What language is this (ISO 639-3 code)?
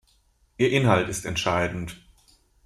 deu